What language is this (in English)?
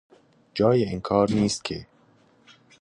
Persian